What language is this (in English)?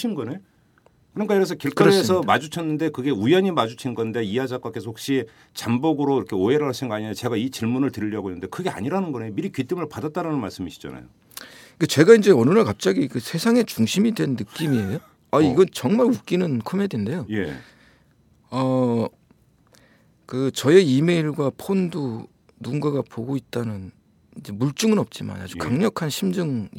Korean